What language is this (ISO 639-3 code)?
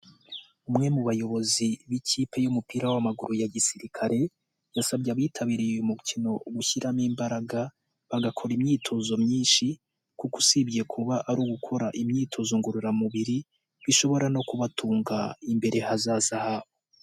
kin